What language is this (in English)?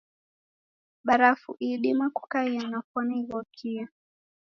Taita